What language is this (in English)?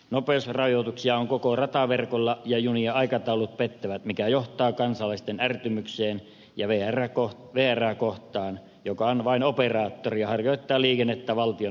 Finnish